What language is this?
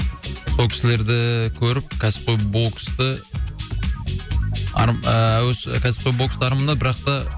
Kazakh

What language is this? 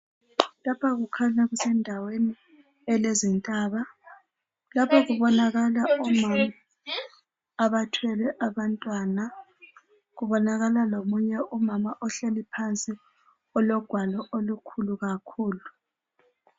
North Ndebele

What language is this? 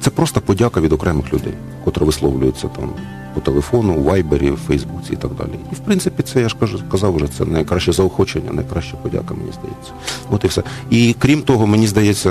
Ukrainian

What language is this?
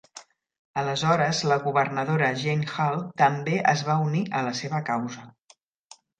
Catalan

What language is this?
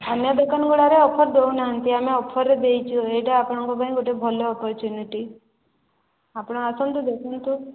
Odia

